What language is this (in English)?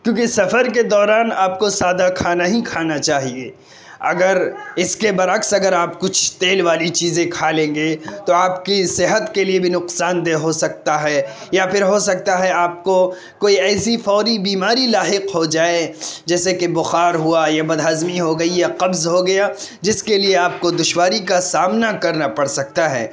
Urdu